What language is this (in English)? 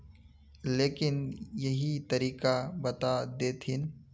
Magahi